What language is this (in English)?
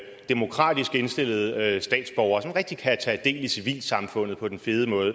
Danish